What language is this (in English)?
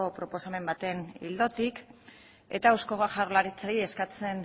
Basque